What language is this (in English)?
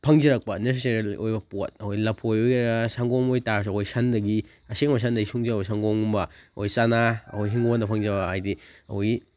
Manipuri